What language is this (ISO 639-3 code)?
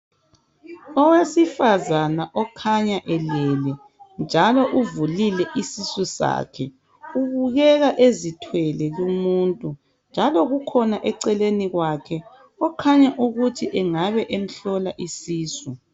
nde